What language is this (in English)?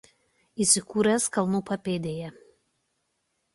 Lithuanian